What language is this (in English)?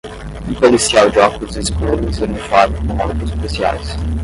Portuguese